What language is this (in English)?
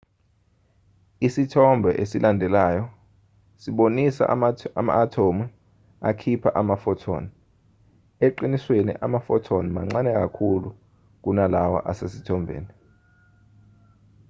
Zulu